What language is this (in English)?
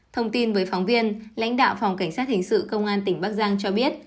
Vietnamese